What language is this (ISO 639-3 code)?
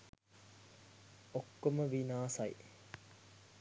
sin